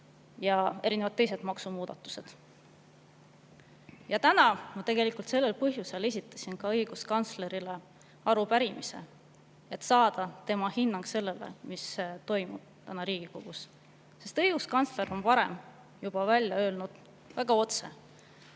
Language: Estonian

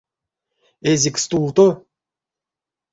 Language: Erzya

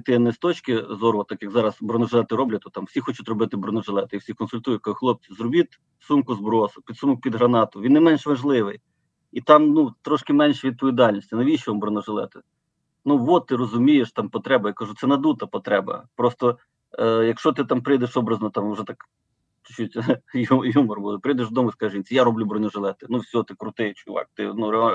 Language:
Ukrainian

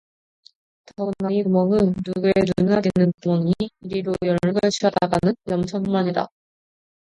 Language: Korean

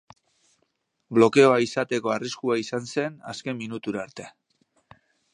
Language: Basque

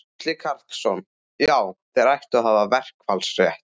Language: Icelandic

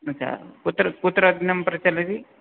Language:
Sanskrit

